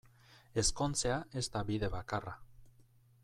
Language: Basque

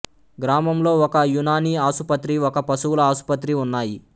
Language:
Telugu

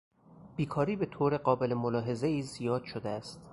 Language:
Persian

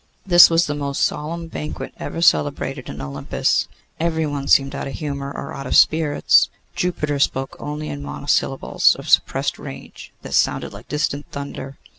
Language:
English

